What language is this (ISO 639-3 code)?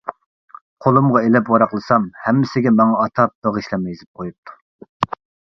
uig